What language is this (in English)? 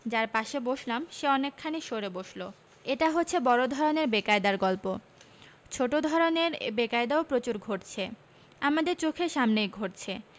Bangla